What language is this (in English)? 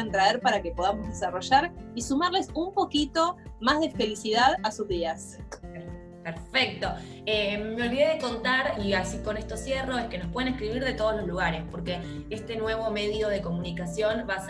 Spanish